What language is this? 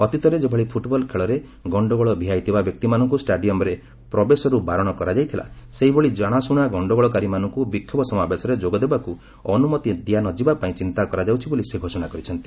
Odia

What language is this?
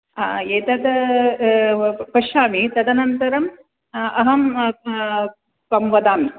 Sanskrit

